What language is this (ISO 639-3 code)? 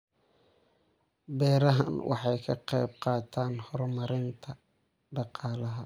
som